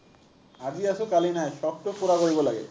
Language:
Assamese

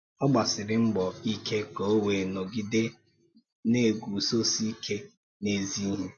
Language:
Igbo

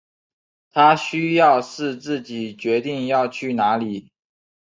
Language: Chinese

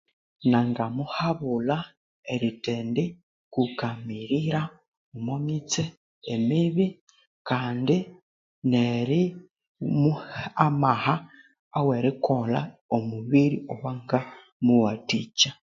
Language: Konzo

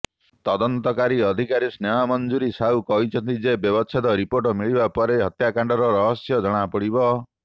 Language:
Odia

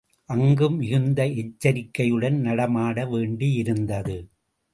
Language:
Tamil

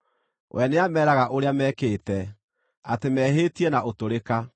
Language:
Kikuyu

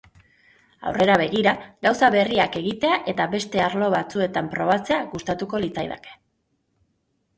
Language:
Basque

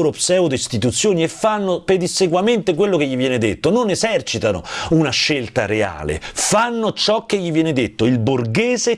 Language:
Italian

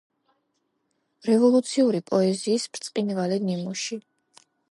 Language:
Georgian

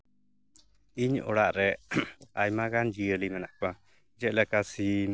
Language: Santali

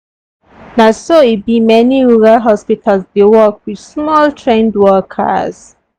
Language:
Nigerian Pidgin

